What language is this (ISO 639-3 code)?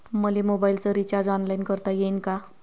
mar